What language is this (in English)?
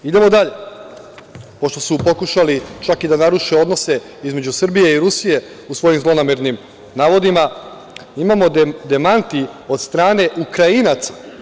Serbian